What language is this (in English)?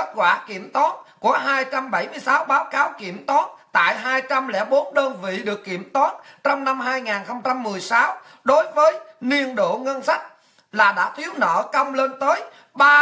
Vietnamese